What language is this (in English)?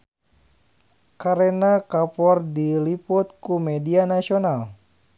Sundanese